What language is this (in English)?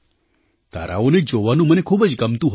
Gujarati